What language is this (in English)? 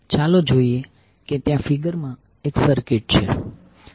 Gujarati